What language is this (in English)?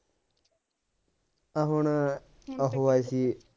Punjabi